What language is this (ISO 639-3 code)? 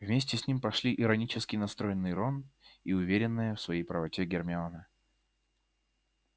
rus